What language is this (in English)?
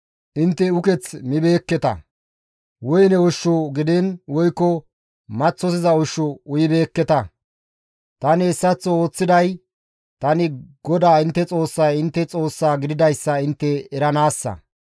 Gamo